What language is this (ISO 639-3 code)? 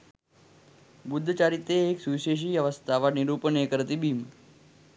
sin